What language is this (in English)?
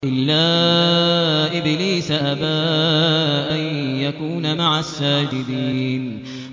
Arabic